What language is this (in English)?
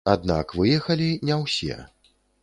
Belarusian